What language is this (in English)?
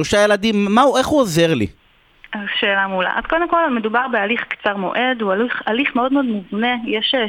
Hebrew